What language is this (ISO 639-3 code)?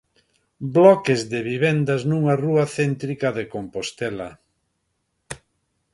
glg